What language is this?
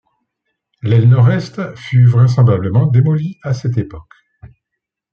French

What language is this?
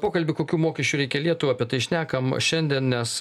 Lithuanian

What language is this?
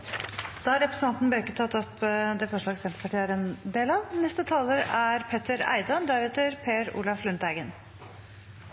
Norwegian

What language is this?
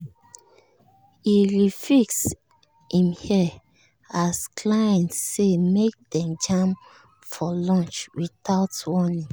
Nigerian Pidgin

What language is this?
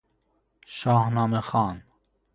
Persian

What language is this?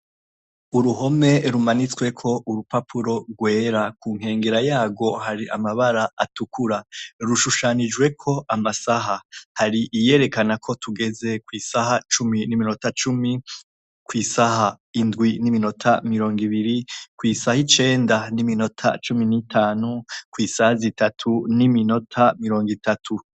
Rundi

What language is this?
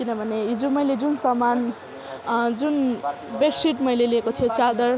Nepali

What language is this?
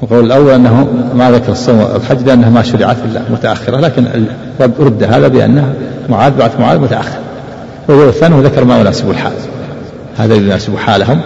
Arabic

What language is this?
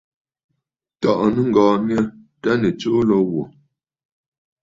Bafut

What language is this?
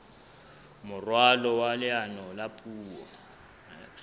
Southern Sotho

